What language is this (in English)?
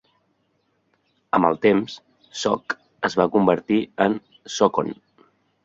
Catalan